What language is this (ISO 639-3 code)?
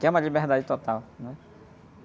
por